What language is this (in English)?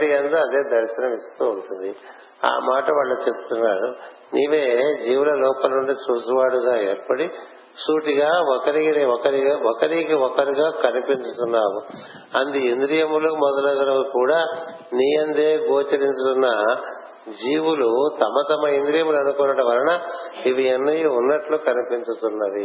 Telugu